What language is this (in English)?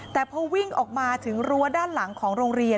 Thai